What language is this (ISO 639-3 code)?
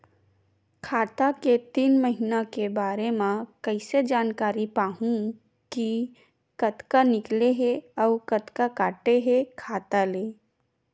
hne